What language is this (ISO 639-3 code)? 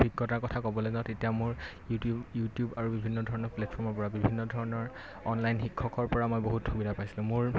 asm